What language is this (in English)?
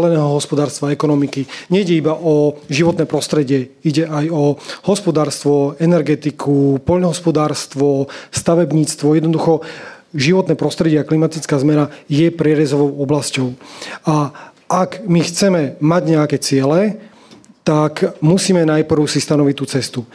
Slovak